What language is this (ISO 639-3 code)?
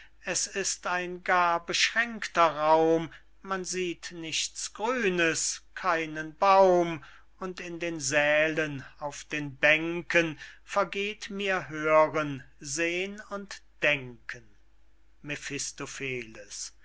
deu